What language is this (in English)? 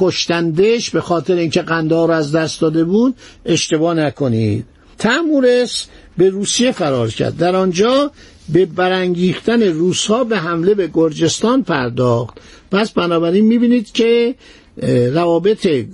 Persian